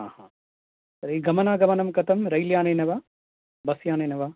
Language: Sanskrit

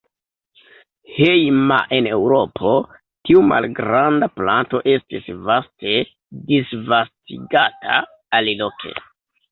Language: Esperanto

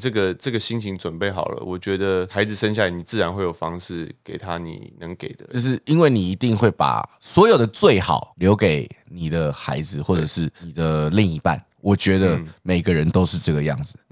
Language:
Chinese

